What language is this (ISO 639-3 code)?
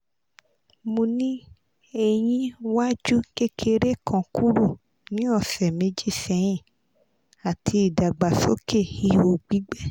yor